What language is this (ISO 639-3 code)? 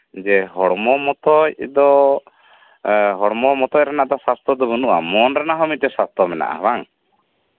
sat